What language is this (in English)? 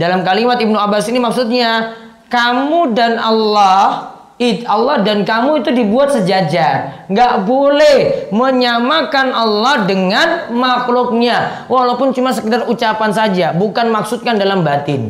Indonesian